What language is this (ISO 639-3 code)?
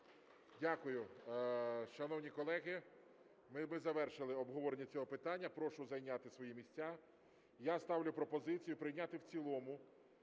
ukr